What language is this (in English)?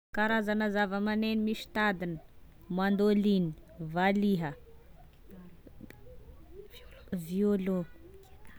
Tesaka Malagasy